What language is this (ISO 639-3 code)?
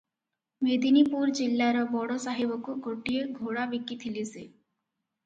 ori